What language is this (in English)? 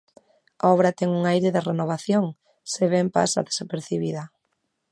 Galician